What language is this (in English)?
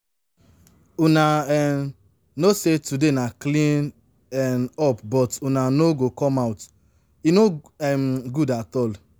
Nigerian Pidgin